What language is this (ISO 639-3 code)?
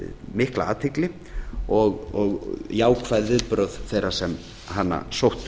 isl